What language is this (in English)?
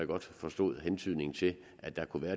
Danish